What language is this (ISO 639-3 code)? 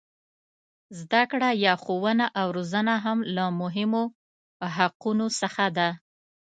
pus